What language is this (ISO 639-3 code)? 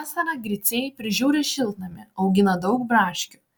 lit